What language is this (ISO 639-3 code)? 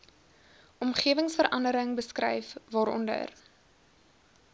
afr